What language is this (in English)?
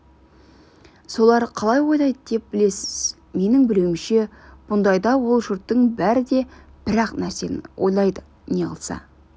Kazakh